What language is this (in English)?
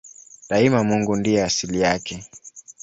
Swahili